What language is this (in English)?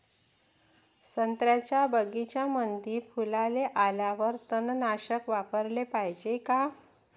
Marathi